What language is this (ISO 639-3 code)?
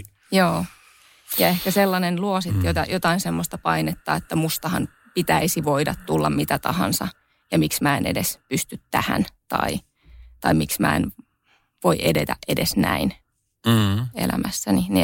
fin